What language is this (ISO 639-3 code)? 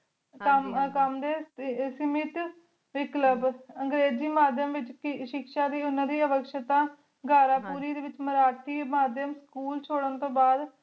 pan